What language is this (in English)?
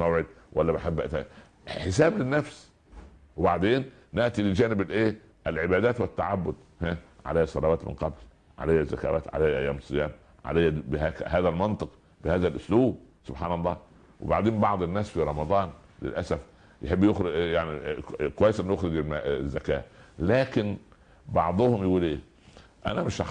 Arabic